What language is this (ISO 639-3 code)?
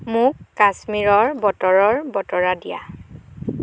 asm